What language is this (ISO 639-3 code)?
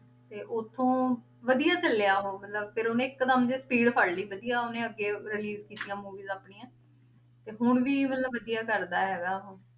pan